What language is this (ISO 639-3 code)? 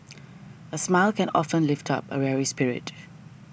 eng